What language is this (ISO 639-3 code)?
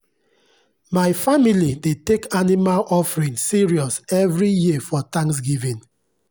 pcm